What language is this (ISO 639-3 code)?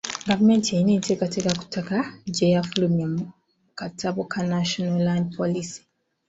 lug